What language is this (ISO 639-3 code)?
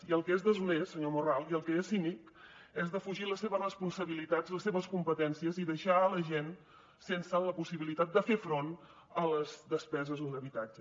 cat